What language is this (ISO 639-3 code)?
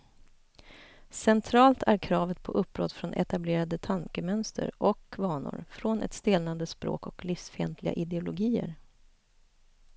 swe